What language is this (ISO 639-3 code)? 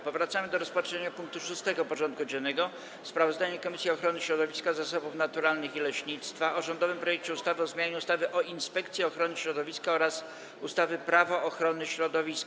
pol